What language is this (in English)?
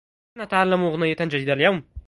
Arabic